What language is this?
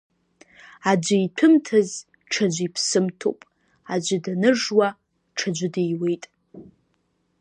Abkhazian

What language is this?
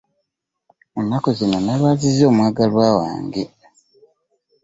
Ganda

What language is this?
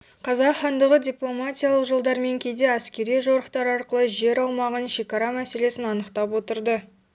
Kazakh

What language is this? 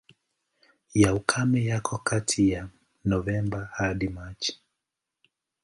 Swahili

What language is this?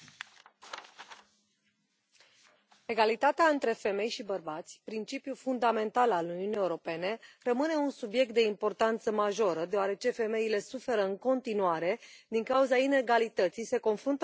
Romanian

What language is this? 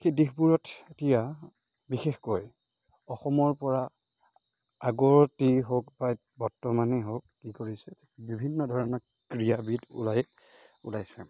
Assamese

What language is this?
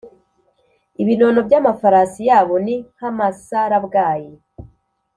Kinyarwanda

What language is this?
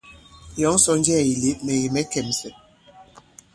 Bankon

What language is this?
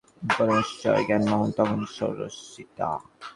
Bangla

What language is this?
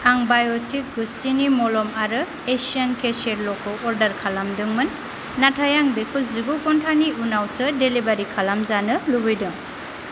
Bodo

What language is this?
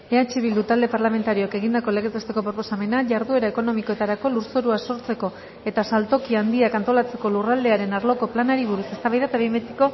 Basque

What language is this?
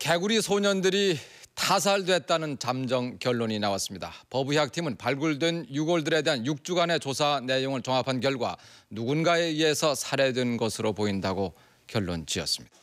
Korean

